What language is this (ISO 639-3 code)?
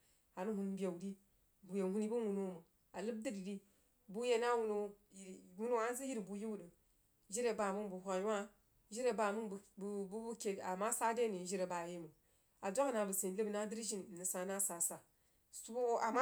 juo